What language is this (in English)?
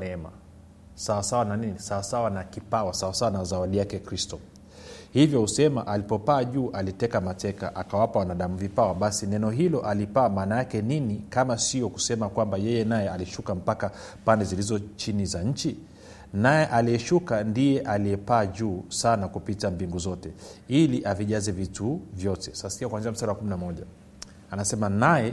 Swahili